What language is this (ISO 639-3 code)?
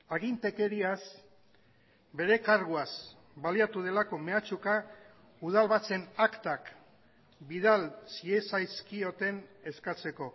eus